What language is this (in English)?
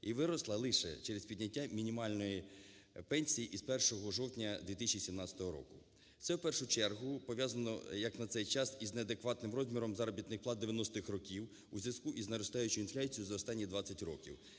Ukrainian